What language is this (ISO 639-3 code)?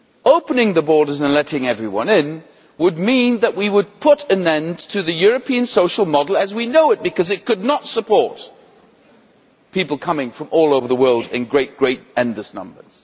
eng